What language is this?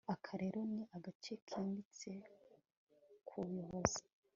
Kinyarwanda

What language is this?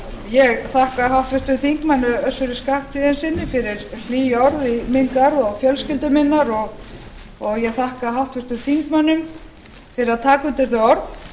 Icelandic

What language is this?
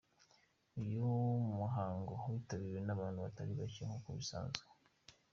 Kinyarwanda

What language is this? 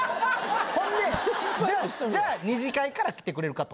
Japanese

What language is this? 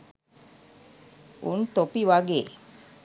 Sinhala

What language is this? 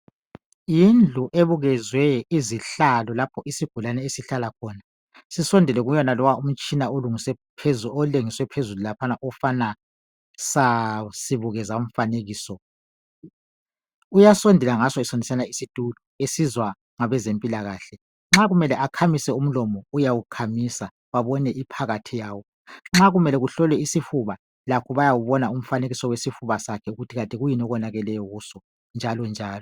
North Ndebele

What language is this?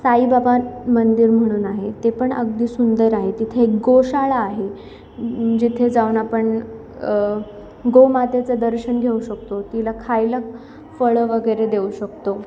Marathi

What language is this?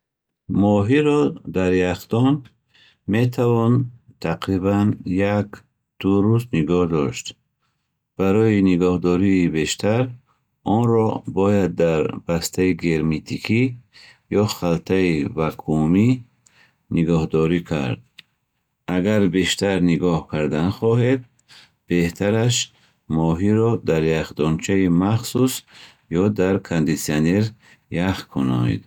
Bukharic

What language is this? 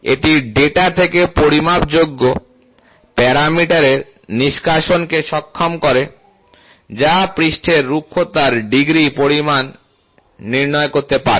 Bangla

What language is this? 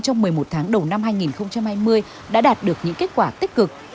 Vietnamese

